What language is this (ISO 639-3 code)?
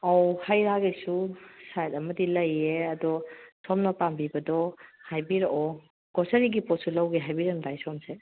mni